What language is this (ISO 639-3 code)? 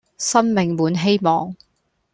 yue